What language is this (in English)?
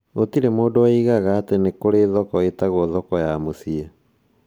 Kikuyu